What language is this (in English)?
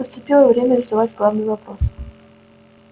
Russian